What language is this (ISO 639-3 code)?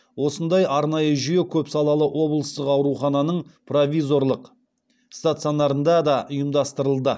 kaz